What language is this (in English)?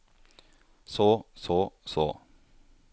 Norwegian